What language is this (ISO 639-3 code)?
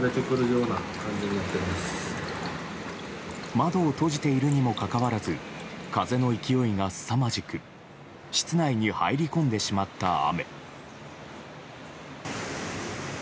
jpn